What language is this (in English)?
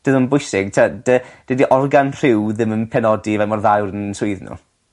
Welsh